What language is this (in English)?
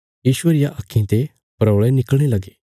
Bilaspuri